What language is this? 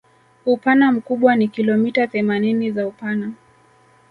Swahili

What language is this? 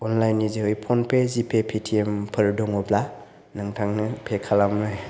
Bodo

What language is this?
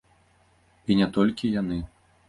Belarusian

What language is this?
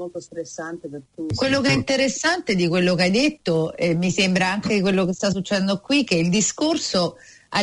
Italian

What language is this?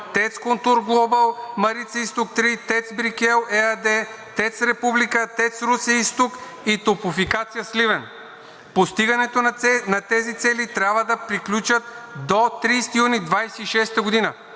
Bulgarian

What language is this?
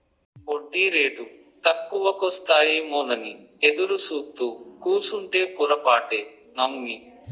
Telugu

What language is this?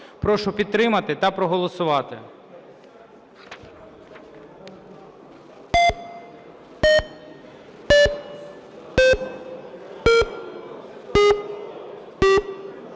Ukrainian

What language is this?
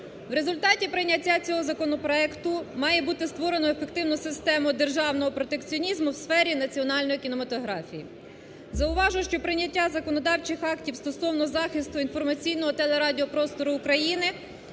Ukrainian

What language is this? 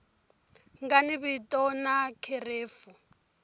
Tsonga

